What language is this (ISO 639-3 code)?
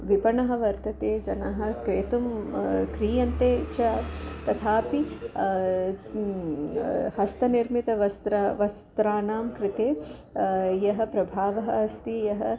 san